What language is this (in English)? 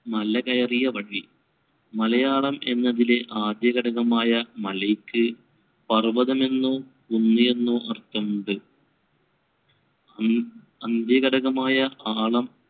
Malayalam